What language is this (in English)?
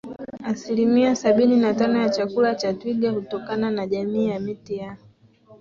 Swahili